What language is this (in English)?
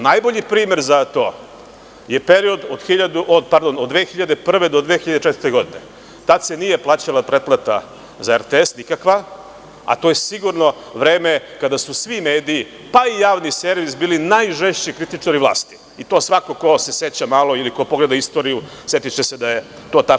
Serbian